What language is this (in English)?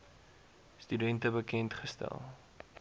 Afrikaans